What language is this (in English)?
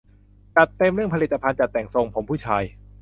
Thai